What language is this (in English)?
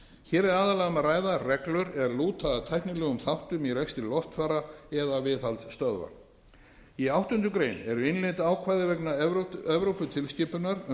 Icelandic